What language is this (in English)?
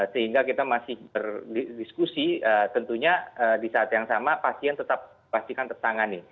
Indonesian